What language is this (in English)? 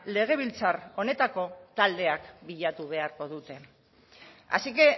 Basque